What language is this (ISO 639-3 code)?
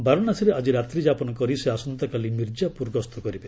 ori